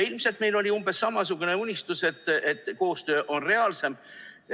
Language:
Estonian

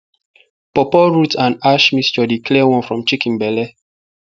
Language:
Nigerian Pidgin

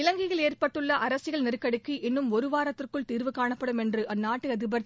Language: Tamil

